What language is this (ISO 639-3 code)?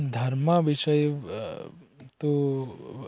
san